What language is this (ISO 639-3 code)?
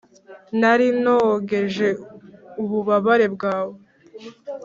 kin